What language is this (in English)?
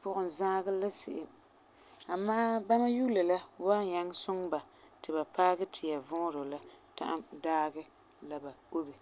Frafra